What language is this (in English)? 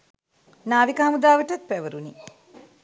Sinhala